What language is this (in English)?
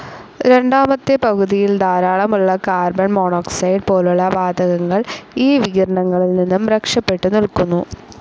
Malayalam